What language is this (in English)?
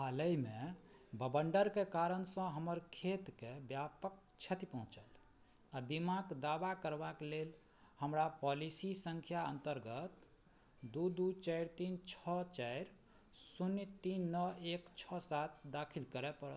Maithili